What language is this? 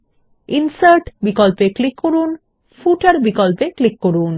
Bangla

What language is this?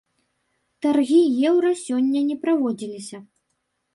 Belarusian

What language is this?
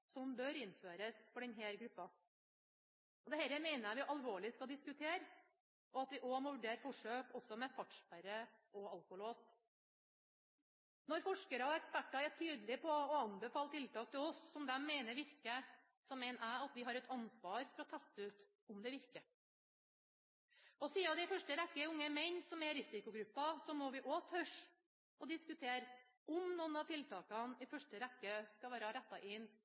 Norwegian Bokmål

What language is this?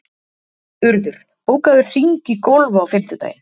Icelandic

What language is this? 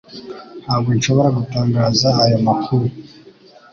Kinyarwanda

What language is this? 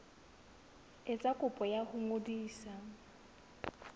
Southern Sotho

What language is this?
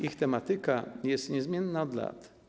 Polish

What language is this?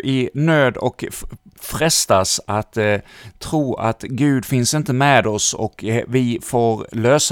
Swedish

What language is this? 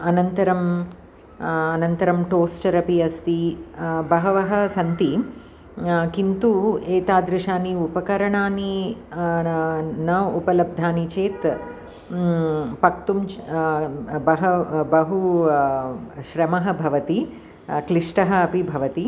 Sanskrit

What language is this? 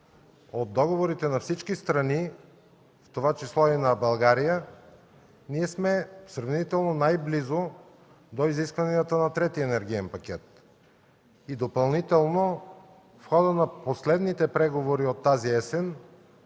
Bulgarian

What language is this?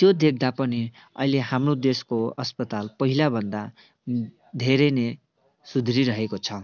Nepali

